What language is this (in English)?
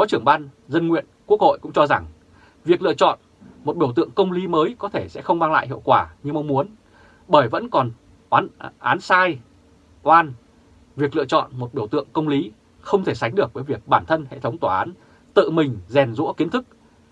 Vietnamese